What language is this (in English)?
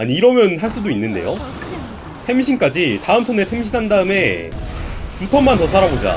Korean